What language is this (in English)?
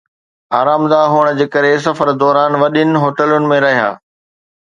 Sindhi